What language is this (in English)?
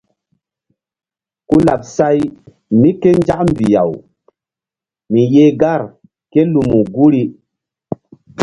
Mbum